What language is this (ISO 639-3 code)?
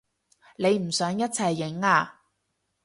yue